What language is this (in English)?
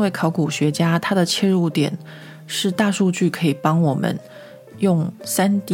Chinese